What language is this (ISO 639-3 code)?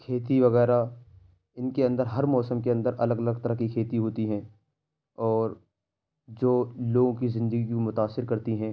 urd